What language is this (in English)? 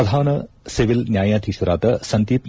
Kannada